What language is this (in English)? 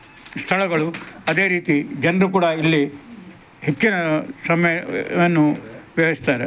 Kannada